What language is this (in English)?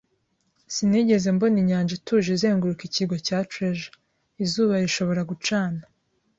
Kinyarwanda